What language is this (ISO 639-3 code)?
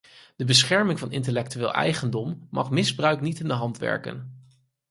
nld